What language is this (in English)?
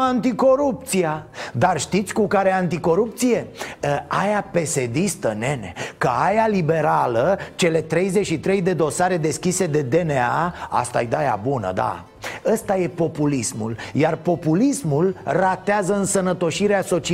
Romanian